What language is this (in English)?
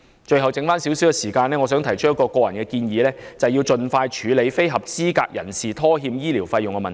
Cantonese